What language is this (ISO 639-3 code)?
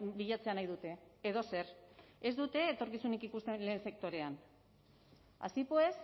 eus